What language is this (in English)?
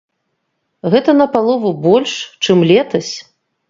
Belarusian